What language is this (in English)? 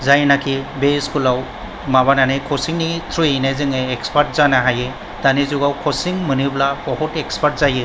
Bodo